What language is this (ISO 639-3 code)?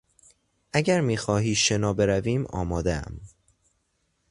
fas